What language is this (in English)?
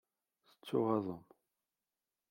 Kabyle